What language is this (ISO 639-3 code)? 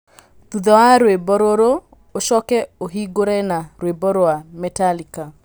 kik